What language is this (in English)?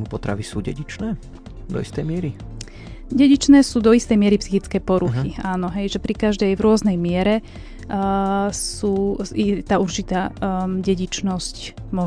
Slovak